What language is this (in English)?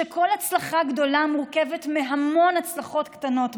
Hebrew